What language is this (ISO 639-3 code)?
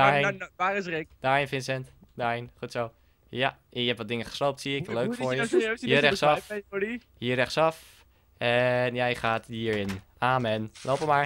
nld